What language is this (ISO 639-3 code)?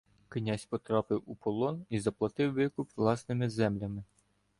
ukr